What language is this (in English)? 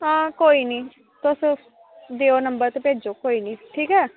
Dogri